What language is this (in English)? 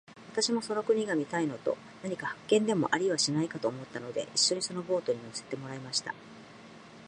Japanese